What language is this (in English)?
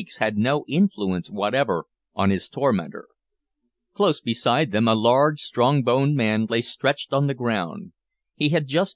English